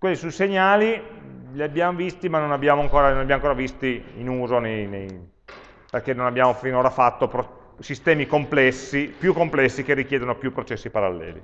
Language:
Italian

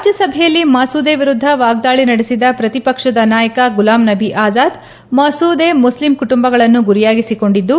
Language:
Kannada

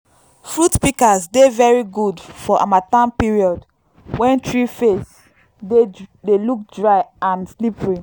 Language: Nigerian Pidgin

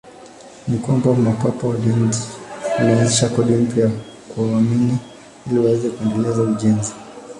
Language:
Swahili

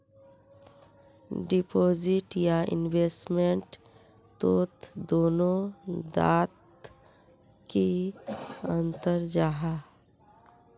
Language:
Magahi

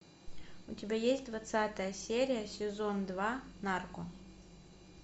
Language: Russian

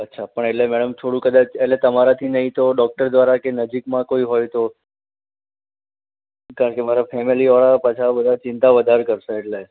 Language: Gujarati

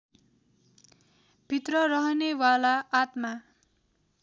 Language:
Nepali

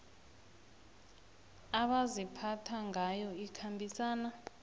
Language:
South Ndebele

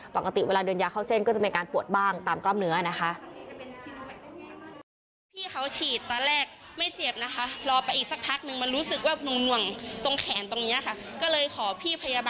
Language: Thai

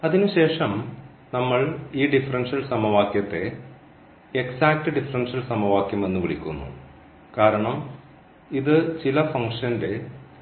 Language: Malayalam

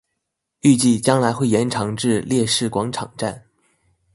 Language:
Chinese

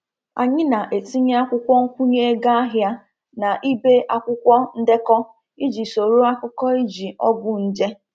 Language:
Igbo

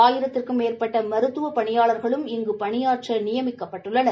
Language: Tamil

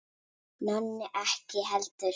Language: Icelandic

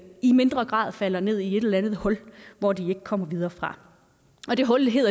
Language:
Danish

